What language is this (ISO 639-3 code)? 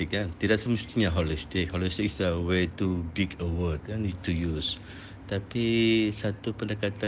msa